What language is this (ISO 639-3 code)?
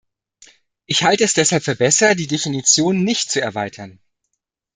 deu